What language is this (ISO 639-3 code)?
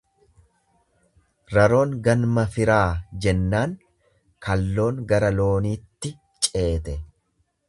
orm